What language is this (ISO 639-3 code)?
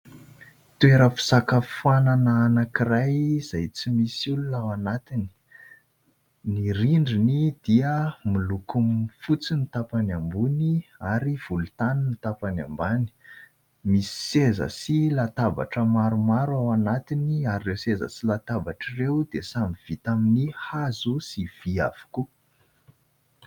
mlg